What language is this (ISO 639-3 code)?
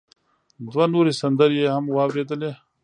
pus